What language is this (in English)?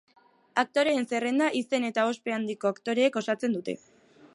Basque